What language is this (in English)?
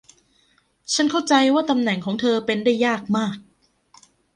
Thai